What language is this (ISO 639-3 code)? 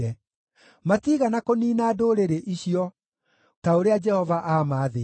kik